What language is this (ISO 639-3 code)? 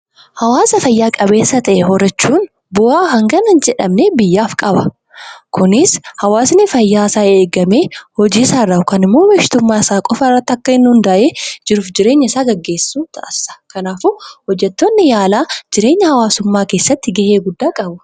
orm